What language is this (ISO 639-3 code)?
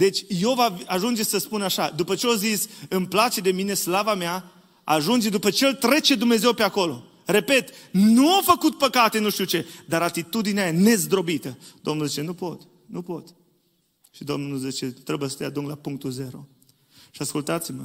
ron